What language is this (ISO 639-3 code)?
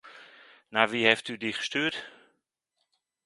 nld